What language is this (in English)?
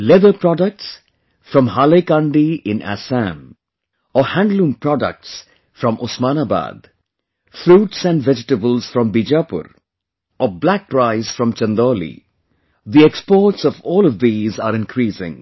English